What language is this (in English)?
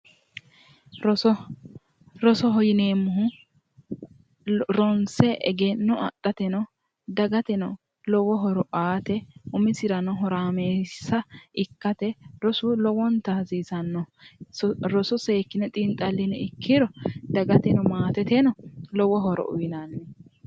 Sidamo